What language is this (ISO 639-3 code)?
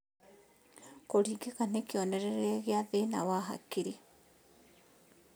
kik